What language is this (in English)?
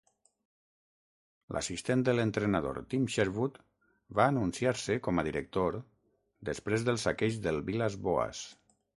Catalan